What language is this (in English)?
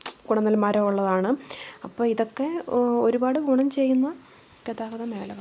Malayalam